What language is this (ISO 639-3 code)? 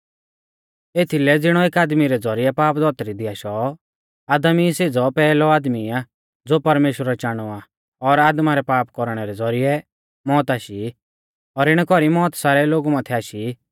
bfz